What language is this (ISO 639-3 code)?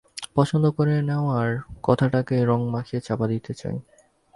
ben